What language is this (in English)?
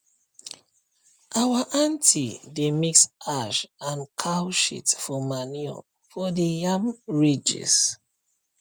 Nigerian Pidgin